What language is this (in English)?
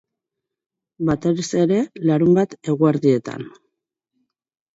Basque